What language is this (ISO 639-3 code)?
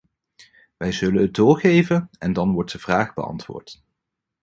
nld